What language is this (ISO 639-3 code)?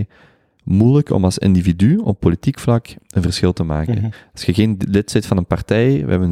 nld